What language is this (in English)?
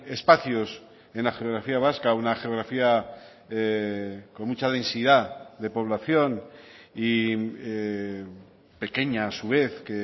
Spanish